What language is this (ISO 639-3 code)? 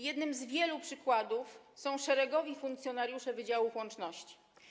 pol